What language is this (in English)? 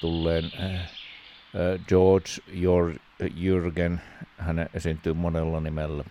Finnish